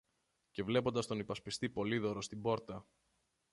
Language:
Greek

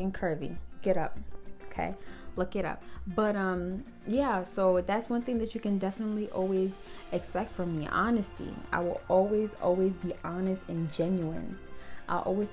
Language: English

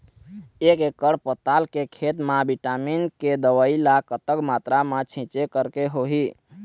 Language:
Chhattisgarhi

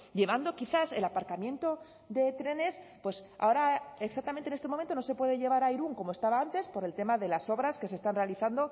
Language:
Spanish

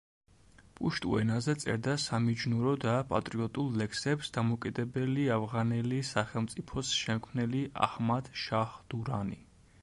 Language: Georgian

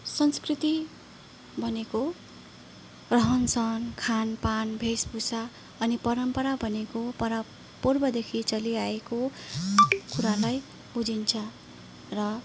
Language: Nepali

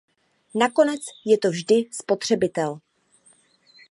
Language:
Czech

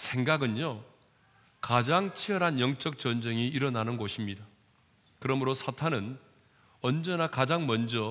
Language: Korean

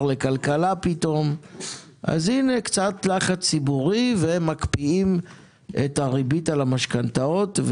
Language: Hebrew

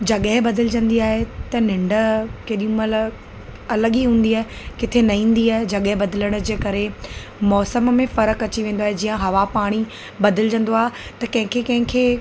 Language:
Sindhi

